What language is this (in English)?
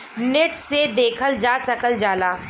Bhojpuri